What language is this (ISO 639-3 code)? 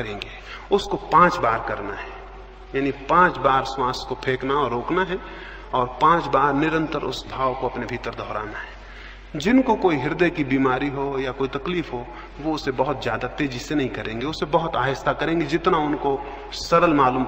hin